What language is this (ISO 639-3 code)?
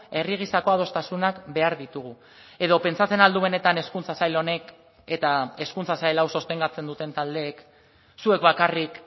eus